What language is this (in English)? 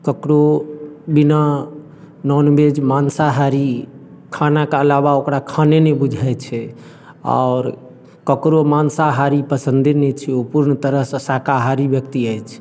Maithili